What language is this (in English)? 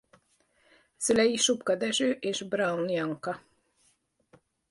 Hungarian